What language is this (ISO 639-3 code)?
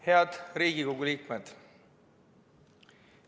est